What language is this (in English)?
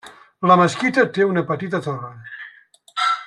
Catalan